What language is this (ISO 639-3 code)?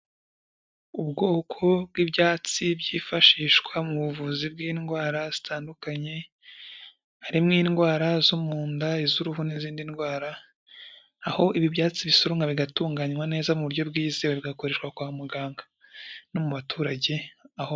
kin